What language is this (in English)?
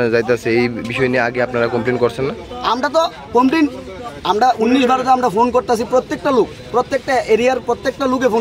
Bangla